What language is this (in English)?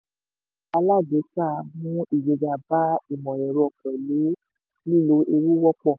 Yoruba